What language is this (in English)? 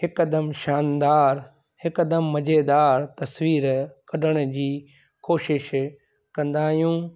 Sindhi